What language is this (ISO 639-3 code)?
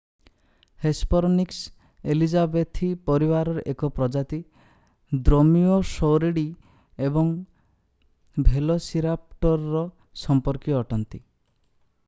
ori